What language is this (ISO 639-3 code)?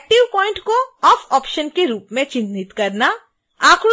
hin